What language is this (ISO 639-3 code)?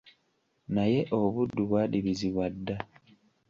lug